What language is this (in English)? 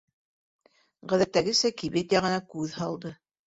Bashkir